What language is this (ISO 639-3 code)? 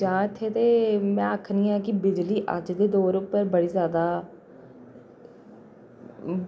doi